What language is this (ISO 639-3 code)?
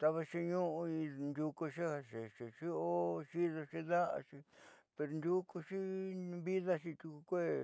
mxy